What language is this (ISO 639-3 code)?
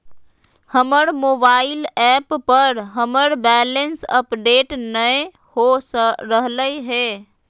mag